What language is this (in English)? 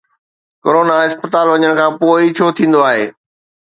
Sindhi